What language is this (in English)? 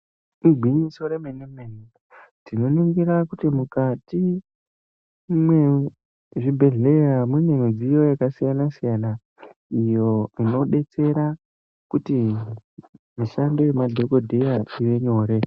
Ndau